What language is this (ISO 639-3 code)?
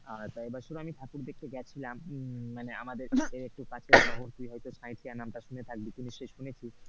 ben